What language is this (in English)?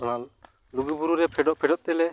Santali